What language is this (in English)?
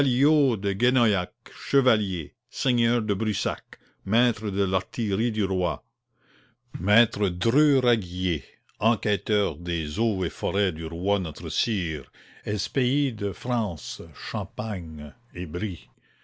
French